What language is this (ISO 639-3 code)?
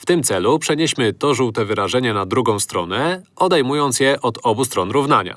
pol